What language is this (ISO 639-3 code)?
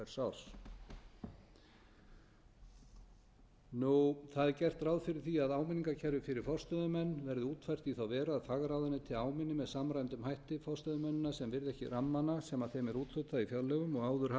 isl